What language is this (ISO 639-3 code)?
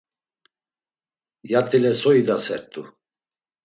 lzz